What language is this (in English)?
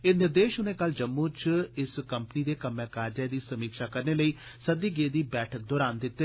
Dogri